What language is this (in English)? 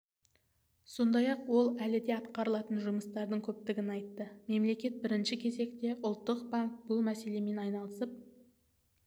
Kazakh